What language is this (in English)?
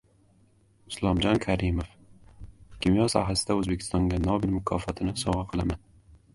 Uzbek